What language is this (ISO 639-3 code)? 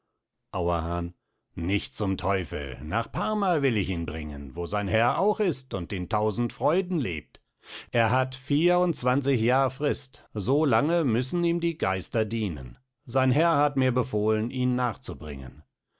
deu